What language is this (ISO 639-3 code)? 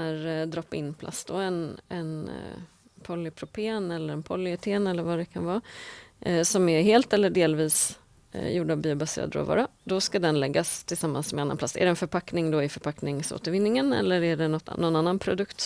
swe